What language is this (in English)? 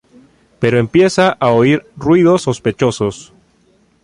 Spanish